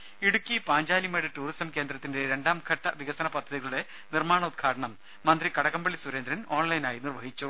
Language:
Malayalam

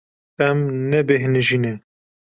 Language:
Kurdish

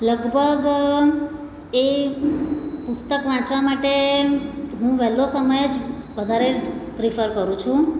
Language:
Gujarati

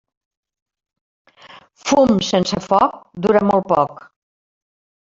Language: Catalan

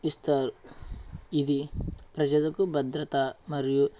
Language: Telugu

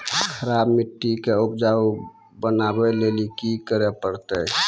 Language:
Maithili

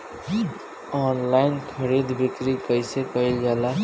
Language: Bhojpuri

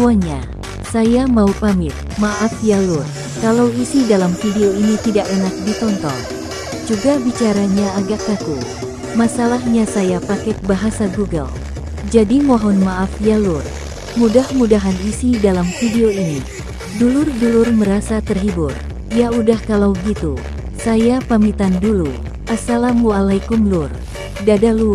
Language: Indonesian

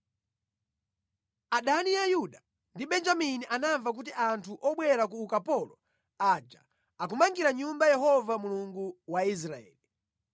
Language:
Nyanja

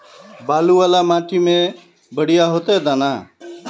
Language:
Magahi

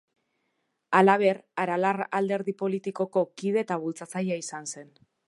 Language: Basque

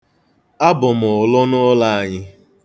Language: Igbo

